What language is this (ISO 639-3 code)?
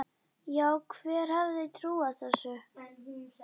isl